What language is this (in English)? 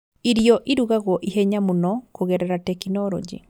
Kikuyu